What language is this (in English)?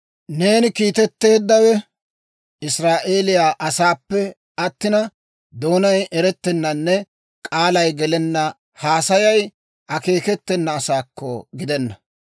Dawro